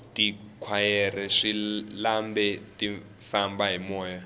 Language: Tsonga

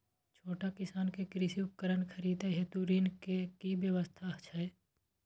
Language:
Maithili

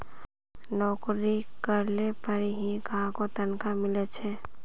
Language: Magahi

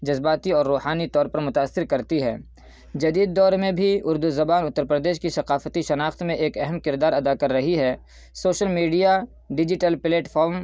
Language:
Urdu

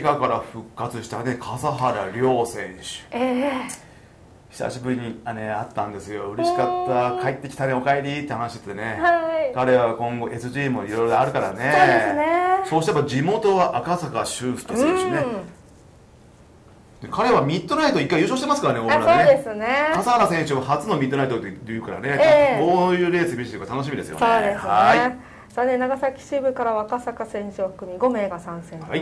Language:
Japanese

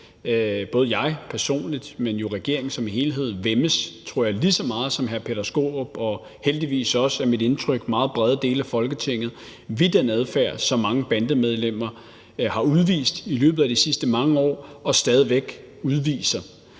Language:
Danish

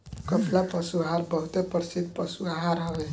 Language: Bhojpuri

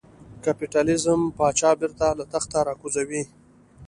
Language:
Pashto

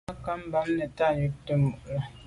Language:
Medumba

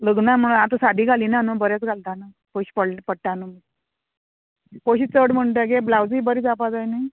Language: Konkani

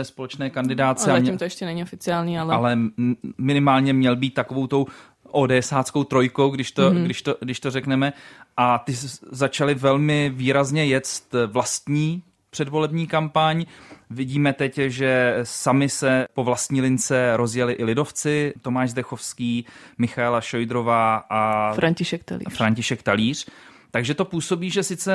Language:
Czech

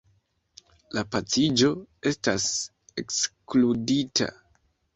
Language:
Esperanto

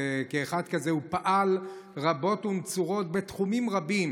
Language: Hebrew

